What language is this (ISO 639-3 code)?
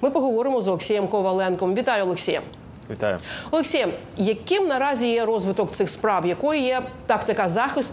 ukr